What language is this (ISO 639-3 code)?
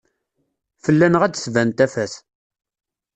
kab